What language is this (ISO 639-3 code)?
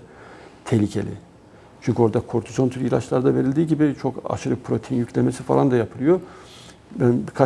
tur